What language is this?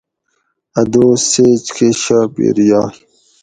Gawri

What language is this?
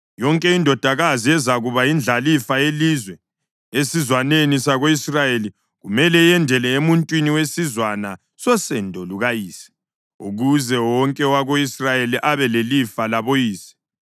North Ndebele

